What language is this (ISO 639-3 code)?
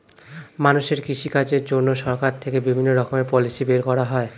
ben